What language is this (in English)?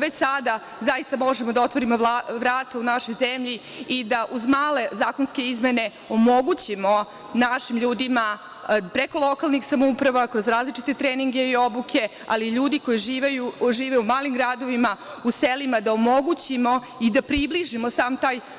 Serbian